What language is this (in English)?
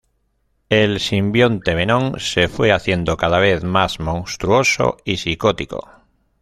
Spanish